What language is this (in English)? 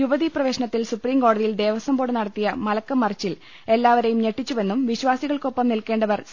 Malayalam